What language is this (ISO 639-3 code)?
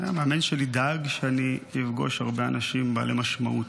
heb